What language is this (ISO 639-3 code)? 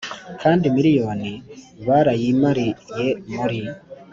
kin